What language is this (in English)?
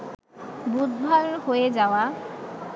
Bangla